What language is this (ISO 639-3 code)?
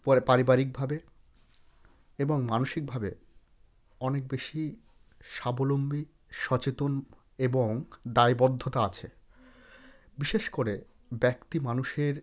ben